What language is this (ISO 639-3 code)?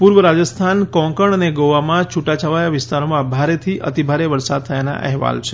guj